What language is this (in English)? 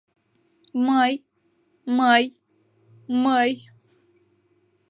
Mari